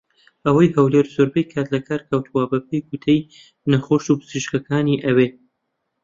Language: Central Kurdish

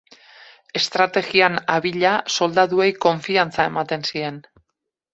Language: Basque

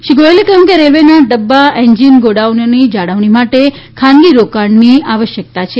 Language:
Gujarati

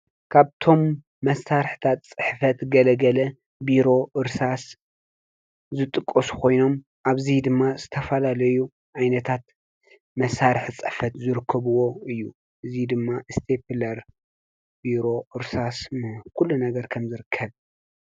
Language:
Tigrinya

